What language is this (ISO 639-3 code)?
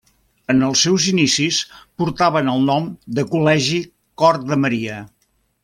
cat